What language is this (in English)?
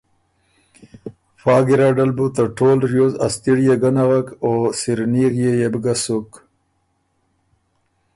Ormuri